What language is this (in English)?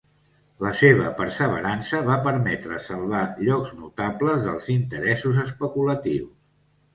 Catalan